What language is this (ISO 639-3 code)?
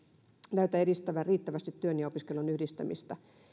fin